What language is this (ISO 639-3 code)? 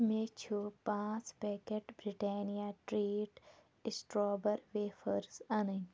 kas